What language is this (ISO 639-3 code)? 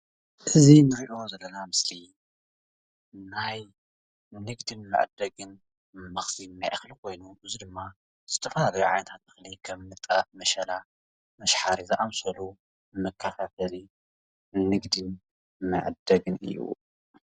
tir